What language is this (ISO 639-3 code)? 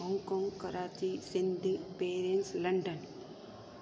snd